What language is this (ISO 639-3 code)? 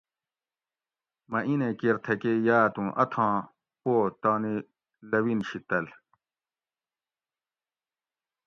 gwc